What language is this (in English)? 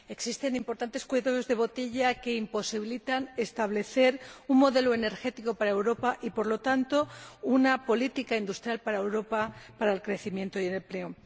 Spanish